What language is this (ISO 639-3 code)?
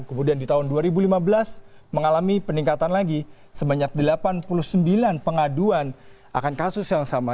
ind